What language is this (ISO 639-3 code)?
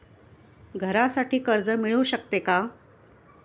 mar